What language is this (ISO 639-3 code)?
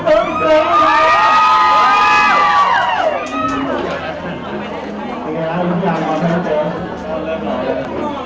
tha